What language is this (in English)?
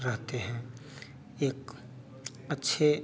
Hindi